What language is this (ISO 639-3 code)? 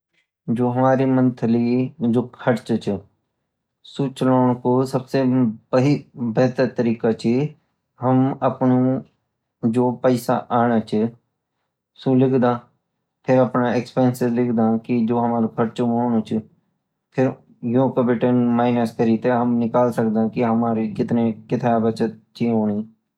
gbm